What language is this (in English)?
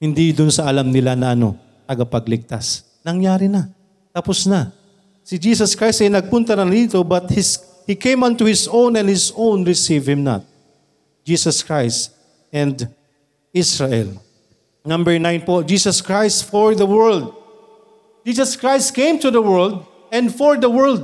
Filipino